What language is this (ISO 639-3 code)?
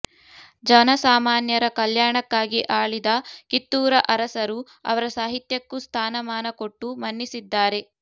kan